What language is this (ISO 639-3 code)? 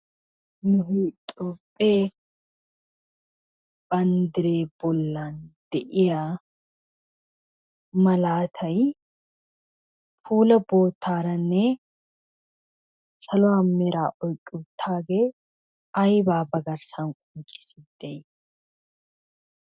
wal